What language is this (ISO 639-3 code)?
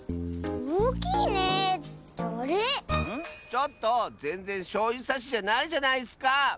jpn